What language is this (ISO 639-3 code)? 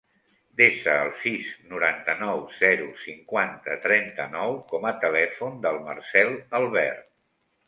cat